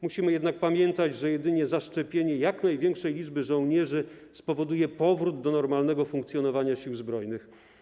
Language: Polish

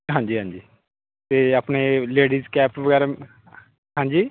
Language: Punjabi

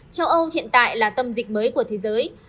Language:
Vietnamese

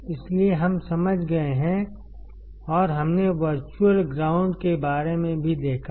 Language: Hindi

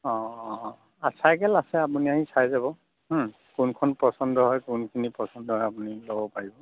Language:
Assamese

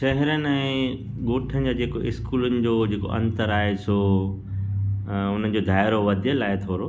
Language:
Sindhi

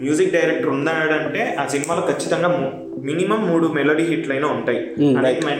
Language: Telugu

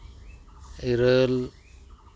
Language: Santali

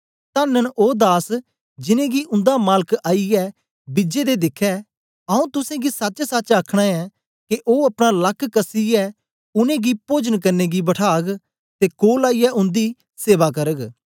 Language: Dogri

